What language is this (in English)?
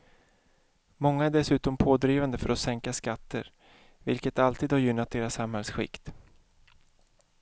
Swedish